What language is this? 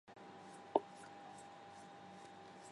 Chinese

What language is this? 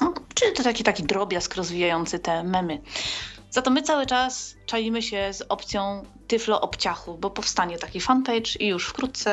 Polish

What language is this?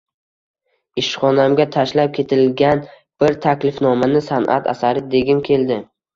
Uzbek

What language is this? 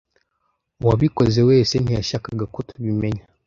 Kinyarwanda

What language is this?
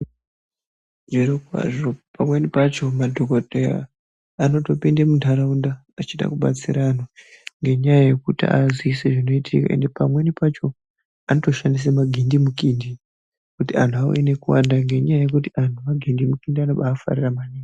Ndau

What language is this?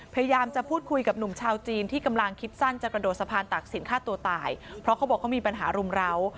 Thai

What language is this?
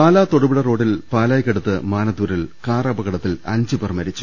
Malayalam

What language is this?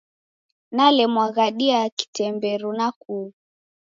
Taita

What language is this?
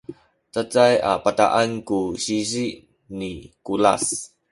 Sakizaya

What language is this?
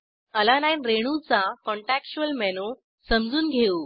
Marathi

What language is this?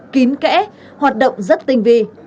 Vietnamese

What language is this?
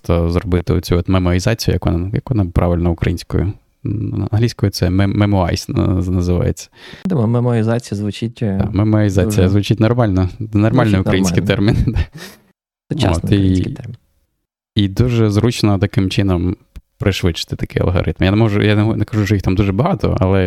Ukrainian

